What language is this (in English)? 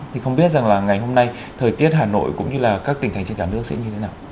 Vietnamese